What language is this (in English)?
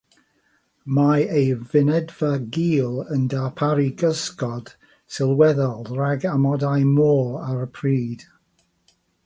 Welsh